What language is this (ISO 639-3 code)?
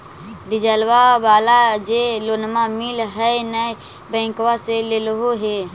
mag